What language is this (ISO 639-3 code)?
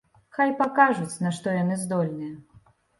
bel